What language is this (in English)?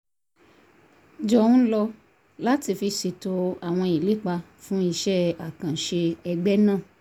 Yoruba